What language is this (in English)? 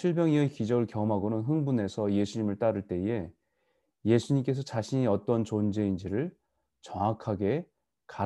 Korean